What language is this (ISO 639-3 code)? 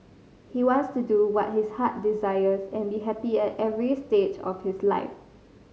eng